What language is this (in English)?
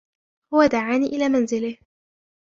Arabic